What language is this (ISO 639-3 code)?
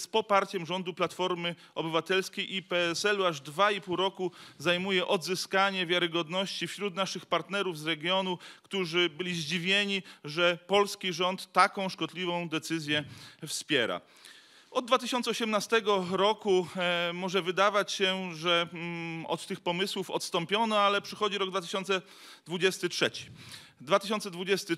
pol